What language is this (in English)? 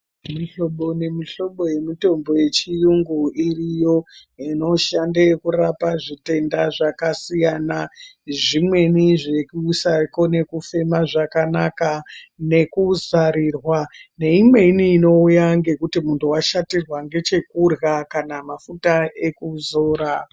Ndau